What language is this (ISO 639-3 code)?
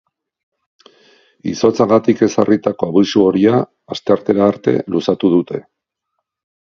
eus